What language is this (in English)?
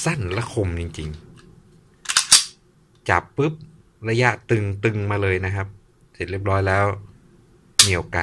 Thai